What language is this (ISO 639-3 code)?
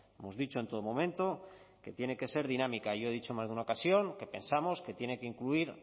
spa